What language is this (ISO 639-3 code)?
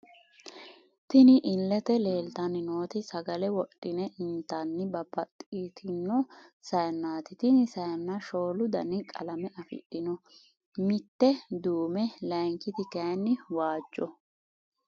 sid